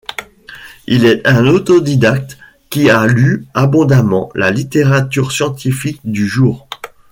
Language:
French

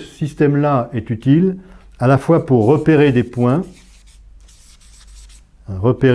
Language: French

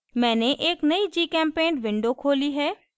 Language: Hindi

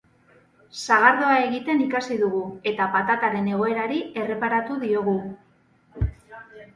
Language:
Basque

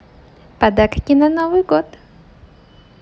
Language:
Russian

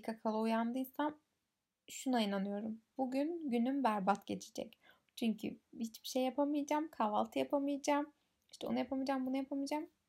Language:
Turkish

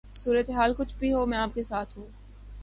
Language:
Urdu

